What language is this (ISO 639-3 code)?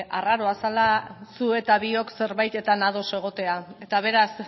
eus